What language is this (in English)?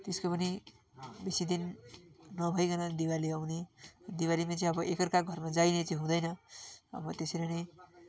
Nepali